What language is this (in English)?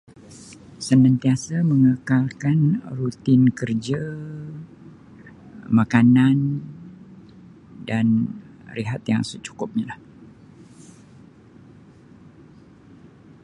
Sabah Malay